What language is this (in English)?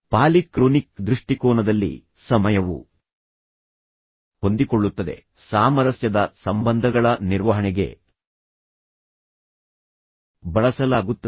Kannada